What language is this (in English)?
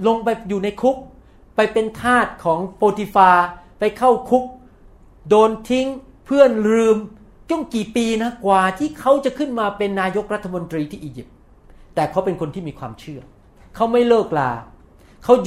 Thai